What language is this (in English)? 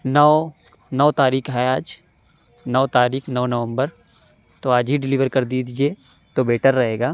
Urdu